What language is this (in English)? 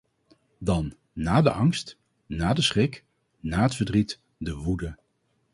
Dutch